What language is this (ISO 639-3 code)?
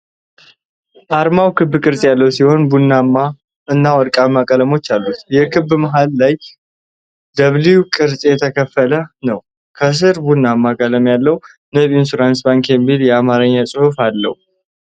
amh